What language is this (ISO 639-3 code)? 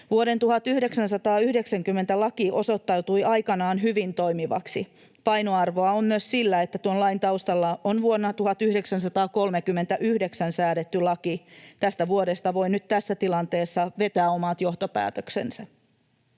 fin